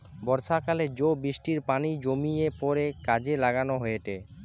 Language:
Bangla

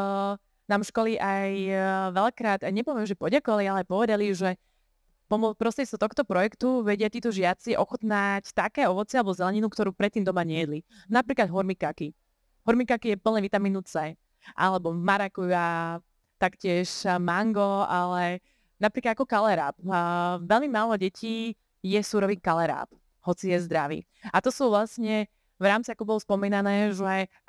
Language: Slovak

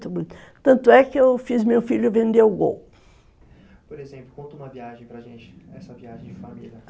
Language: Portuguese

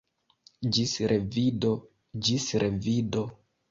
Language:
Esperanto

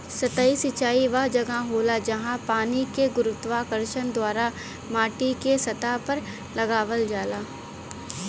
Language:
Bhojpuri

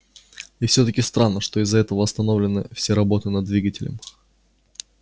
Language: Russian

